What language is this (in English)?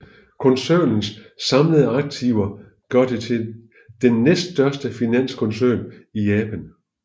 Danish